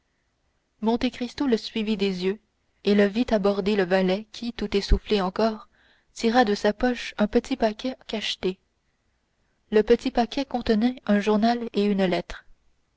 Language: French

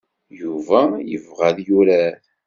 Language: Kabyle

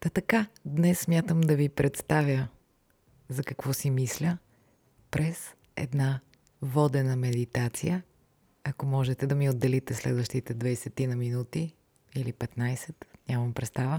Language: Bulgarian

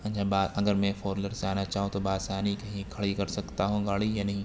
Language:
Urdu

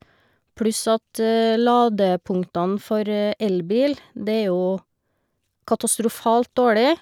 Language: Norwegian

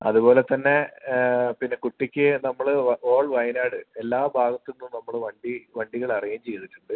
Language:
Malayalam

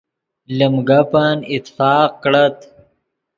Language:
Yidgha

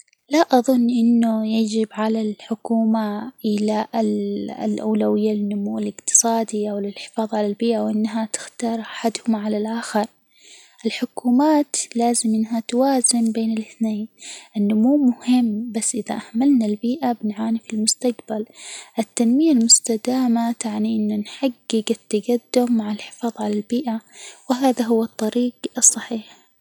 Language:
Hijazi Arabic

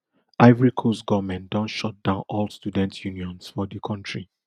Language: Nigerian Pidgin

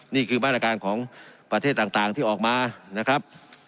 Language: Thai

